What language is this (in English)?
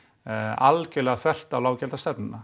Icelandic